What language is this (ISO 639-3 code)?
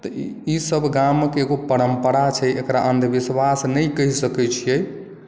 mai